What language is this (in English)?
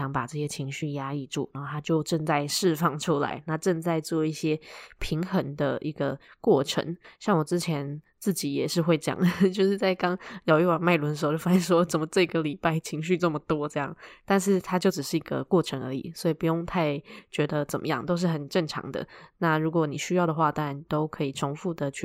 Chinese